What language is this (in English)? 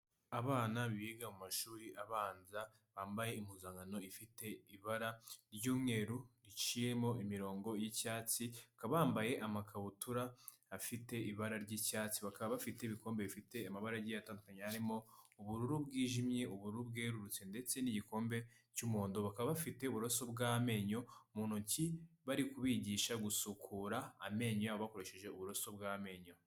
Kinyarwanda